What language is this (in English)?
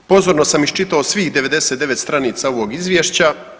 Croatian